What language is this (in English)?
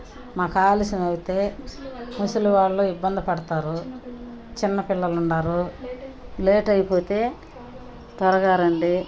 Telugu